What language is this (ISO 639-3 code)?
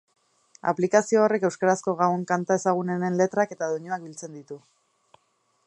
eus